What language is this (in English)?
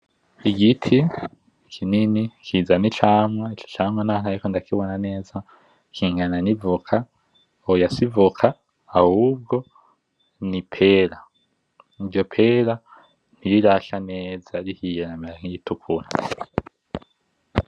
Rundi